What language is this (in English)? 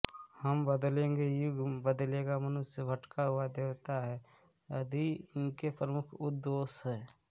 Hindi